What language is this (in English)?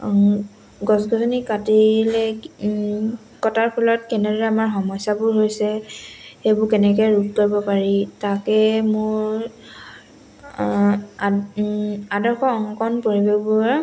Assamese